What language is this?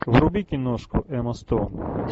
Russian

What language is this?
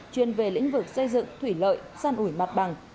Vietnamese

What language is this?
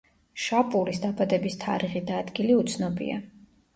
Georgian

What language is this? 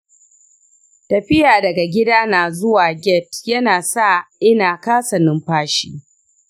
Hausa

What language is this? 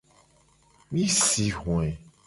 Gen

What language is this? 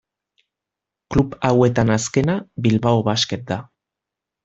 Basque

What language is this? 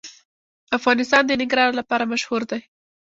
Pashto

